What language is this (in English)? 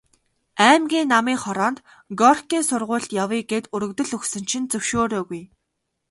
Mongolian